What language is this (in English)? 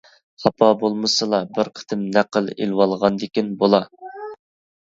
Uyghur